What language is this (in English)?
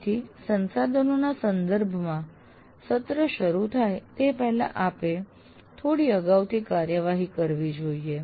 Gujarati